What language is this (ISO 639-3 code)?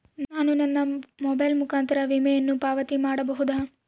kan